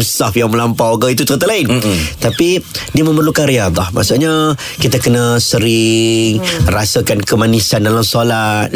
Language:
Malay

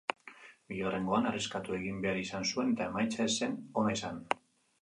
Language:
Basque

